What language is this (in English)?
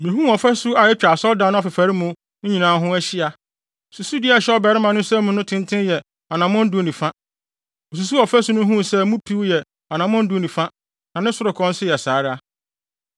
Akan